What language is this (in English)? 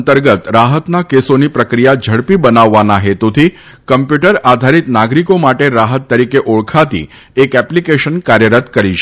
Gujarati